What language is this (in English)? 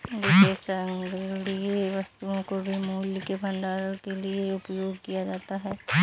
Hindi